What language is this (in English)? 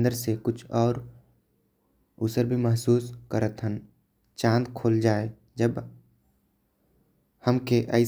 Korwa